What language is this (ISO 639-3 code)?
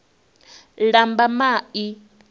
ven